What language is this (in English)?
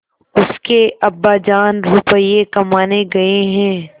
Hindi